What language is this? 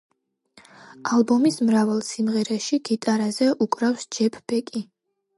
Georgian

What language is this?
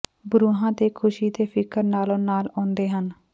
Punjabi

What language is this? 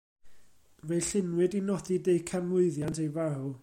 Welsh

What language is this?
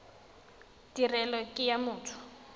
Tswana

